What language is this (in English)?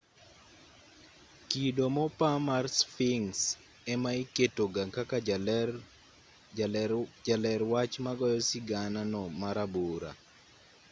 Luo (Kenya and Tanzania)